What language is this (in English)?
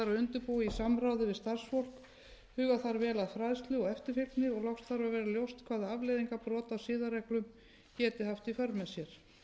Icelandic